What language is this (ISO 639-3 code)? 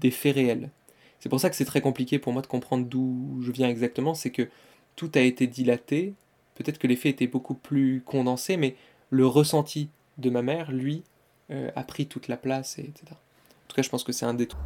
fra